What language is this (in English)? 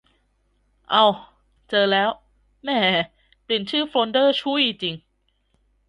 Thai